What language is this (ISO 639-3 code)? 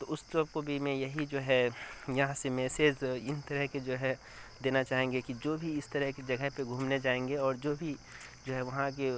urd